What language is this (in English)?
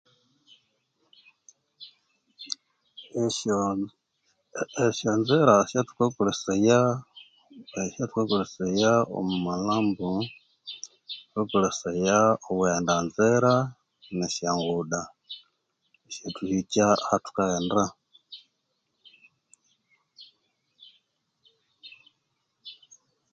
Konzo